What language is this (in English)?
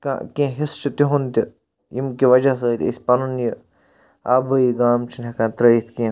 Kashmiri